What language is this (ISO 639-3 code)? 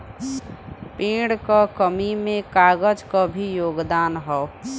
bho